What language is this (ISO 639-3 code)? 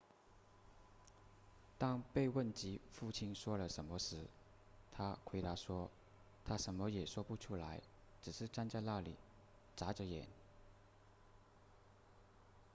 zho